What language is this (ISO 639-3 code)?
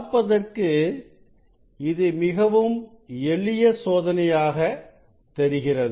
tam